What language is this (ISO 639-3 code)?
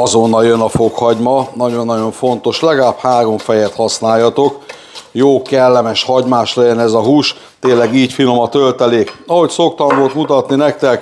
hun